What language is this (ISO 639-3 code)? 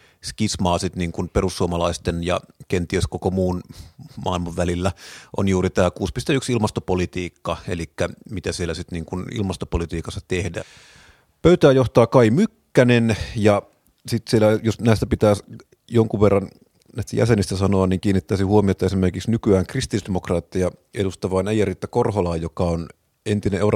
fin